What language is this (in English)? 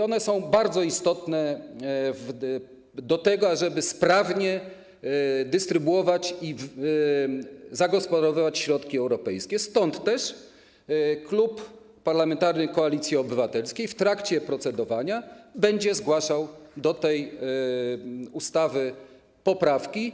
Polish